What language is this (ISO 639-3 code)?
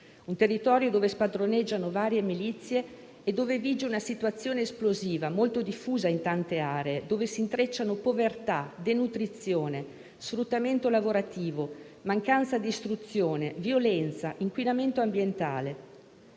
ita